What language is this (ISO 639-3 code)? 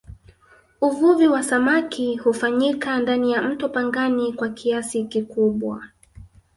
swa